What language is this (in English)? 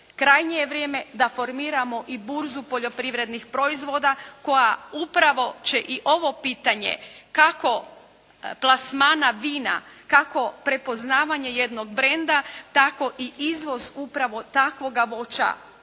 Croatian